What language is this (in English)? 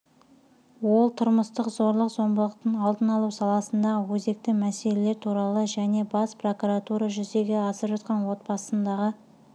Kazakh